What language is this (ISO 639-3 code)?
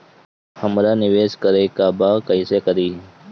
bho